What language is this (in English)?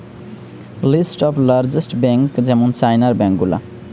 Bangla